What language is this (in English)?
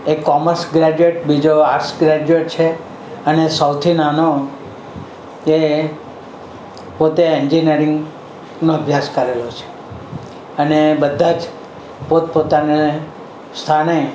Gujarati